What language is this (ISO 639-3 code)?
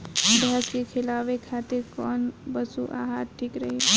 bho